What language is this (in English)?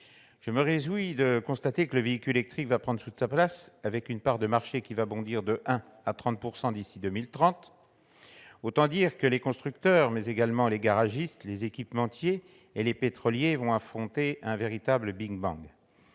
French